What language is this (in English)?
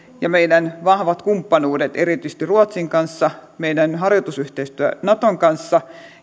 Finnish